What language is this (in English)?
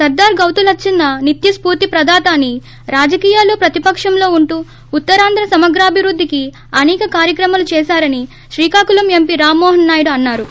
Telugu